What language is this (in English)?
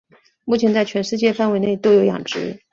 Chinese